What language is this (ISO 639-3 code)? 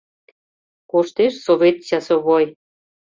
chm